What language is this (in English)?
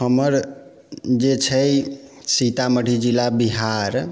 Maithili